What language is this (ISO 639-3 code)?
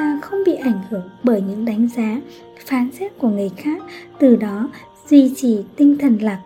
vie